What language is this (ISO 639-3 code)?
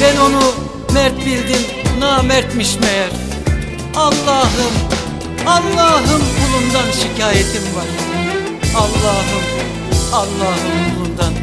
tur